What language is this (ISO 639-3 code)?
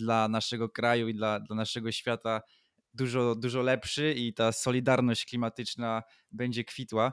pol